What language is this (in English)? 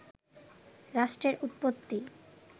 Bangla